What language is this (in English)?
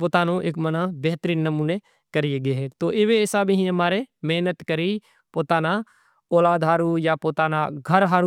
Kachi Koli